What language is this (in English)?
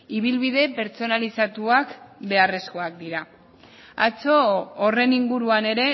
Basque